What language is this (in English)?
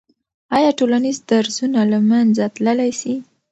Pashto